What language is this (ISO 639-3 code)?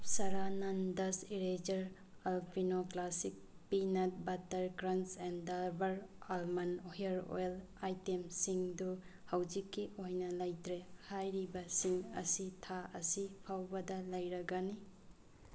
mni